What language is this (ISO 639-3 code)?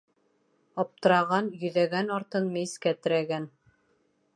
bak